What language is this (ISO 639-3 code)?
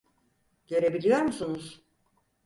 tur